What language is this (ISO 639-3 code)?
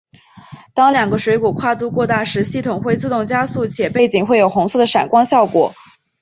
zho